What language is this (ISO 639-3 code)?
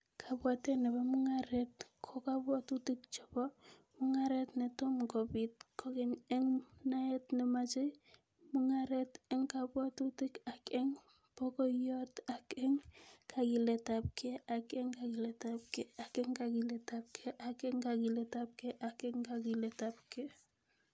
kln